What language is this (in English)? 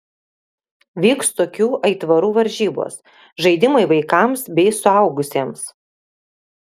Lithuanian